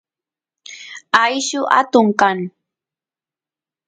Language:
Santiago del Estero Quichua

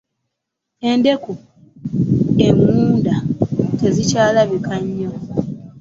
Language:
Ganda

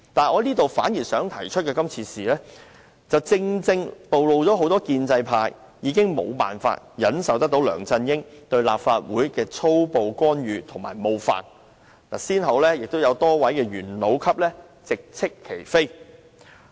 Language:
Cantonese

